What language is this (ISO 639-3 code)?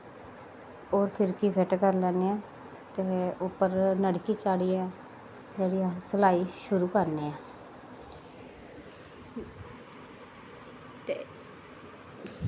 doi